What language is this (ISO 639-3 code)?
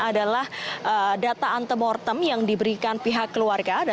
ind